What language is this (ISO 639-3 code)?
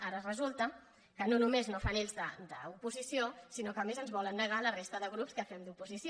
cat